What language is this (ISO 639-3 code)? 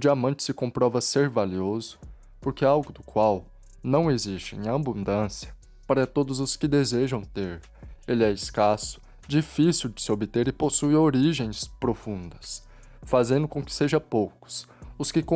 por